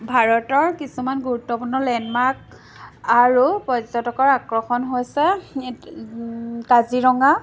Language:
Assamese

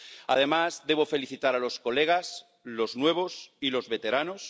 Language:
Spanish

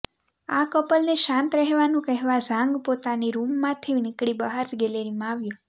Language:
Gujarati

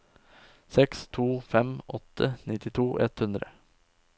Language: Norwegian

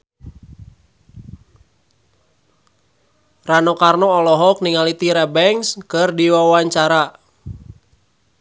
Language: Sundanese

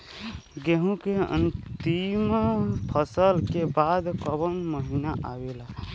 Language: Bhojpuri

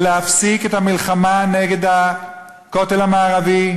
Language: Hebrew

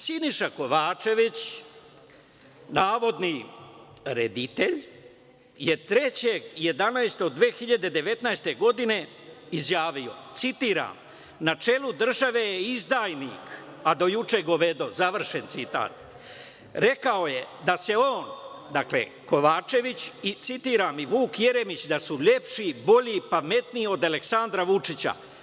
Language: Serbian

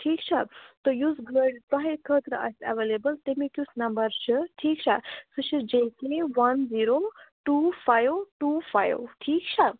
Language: Kashmiri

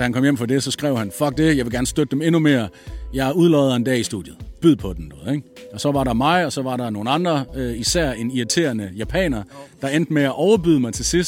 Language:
Danish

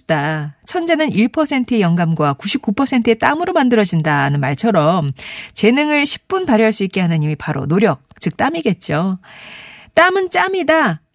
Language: Korean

